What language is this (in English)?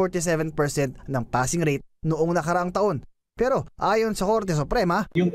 Filipino